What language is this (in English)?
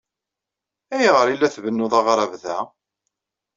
Kabyle